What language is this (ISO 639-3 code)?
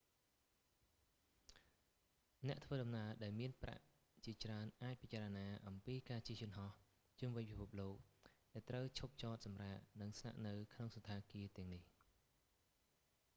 khm